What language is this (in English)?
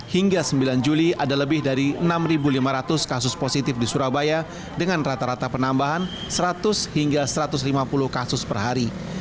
Indonesian